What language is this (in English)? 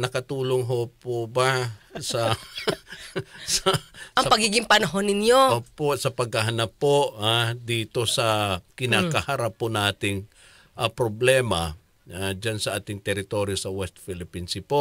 Filipino